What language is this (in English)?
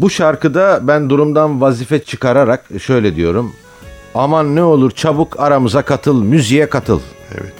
Turkish